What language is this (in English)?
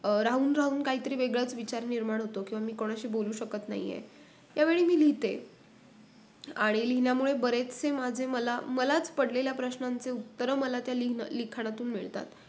Marathi